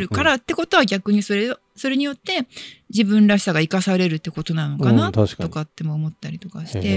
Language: Japanese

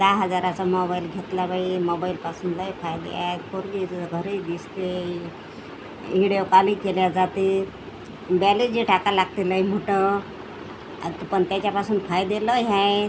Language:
Marathi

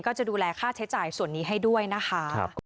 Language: Thai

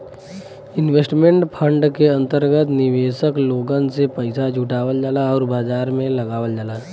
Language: Bhojpuri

